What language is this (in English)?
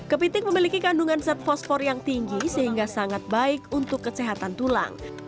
Indonesian